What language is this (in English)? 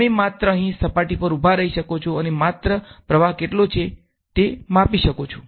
Gujarati